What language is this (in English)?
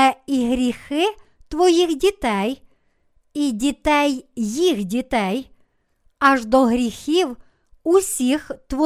Ukrainian